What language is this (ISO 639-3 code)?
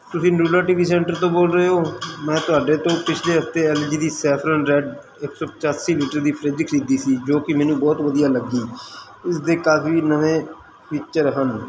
pan